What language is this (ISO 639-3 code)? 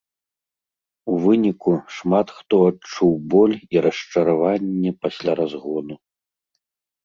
bel